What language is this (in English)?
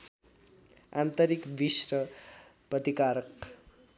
Nepali